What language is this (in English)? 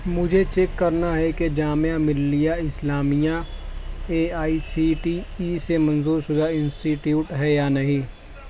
Urdu